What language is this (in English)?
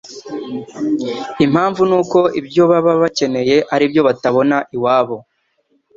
Kinyarwanda